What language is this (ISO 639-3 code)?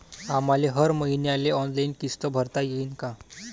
mar